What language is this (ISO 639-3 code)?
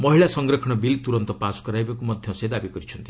ori